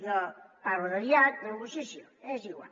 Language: Catalan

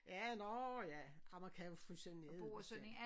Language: Danish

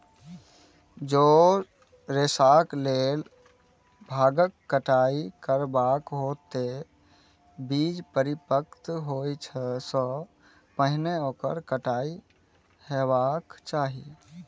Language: Maithili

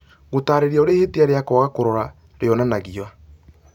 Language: Kikuyu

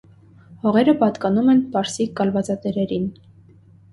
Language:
Armenian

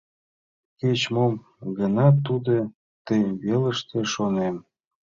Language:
Mari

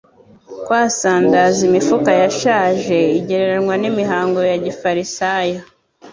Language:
Kinyarwanda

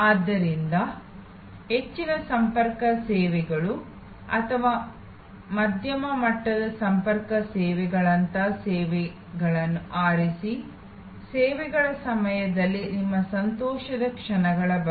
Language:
Kannada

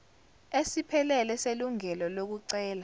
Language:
Zulu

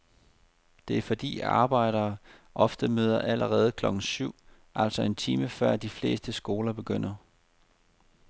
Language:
Danish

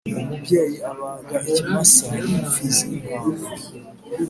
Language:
Kinyarwanda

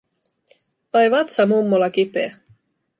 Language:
Finnish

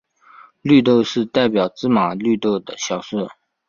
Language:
Chinese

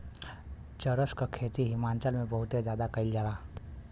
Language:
Bhojpuri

